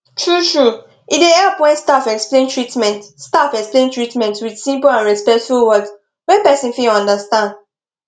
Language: Nigerian Pidgin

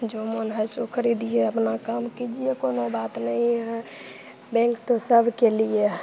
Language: Hindi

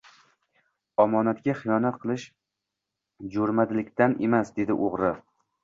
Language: Uzbek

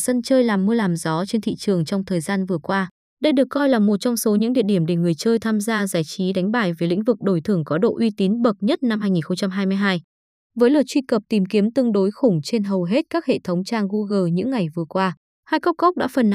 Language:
Vietnamese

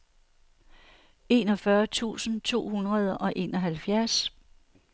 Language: Danish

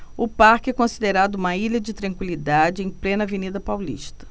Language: Portuguese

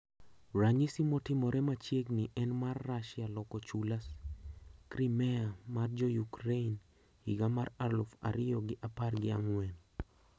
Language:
Luo (Kenya and Tanzania)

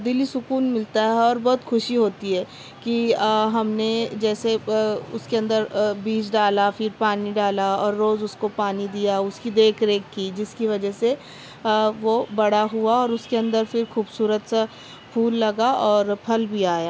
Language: Urdu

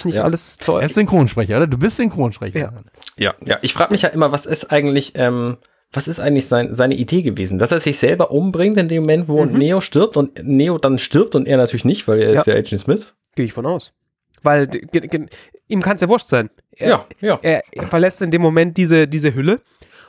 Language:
German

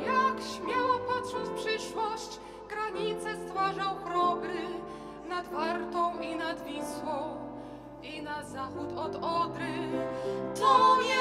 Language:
Polish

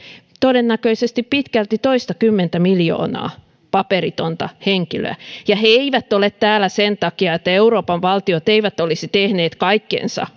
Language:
Finnish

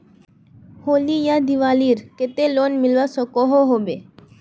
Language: Magahi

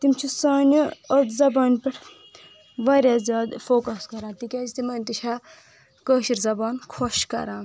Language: Kashmiri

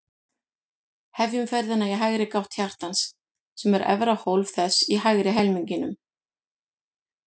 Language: Icelandic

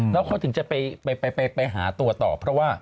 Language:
Thai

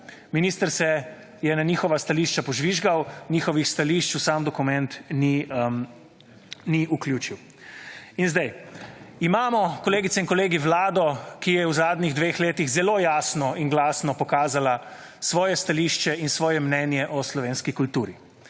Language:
Slovenian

